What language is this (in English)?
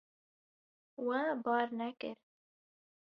Kurdish